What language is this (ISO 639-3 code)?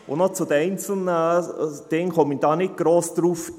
gsw